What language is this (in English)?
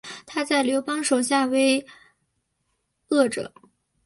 Chinese